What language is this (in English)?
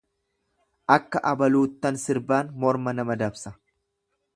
Oromo